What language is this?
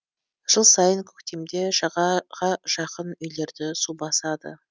Kazakh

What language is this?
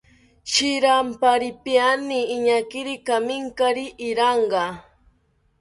South Ucayali Ashéninka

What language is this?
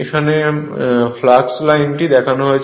Bangla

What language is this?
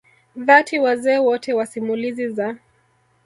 Swahili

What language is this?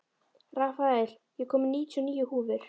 Icelandic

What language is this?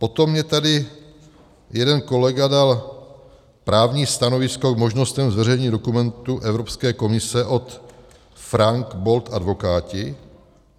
Czech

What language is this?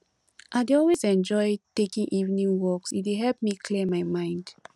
Nigerian Pidgin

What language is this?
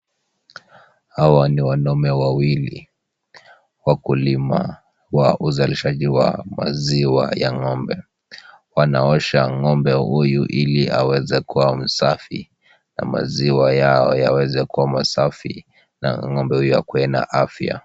Swahili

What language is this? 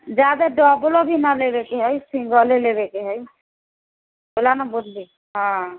Maithili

